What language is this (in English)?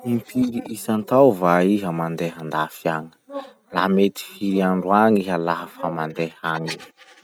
Masikoro Malagasy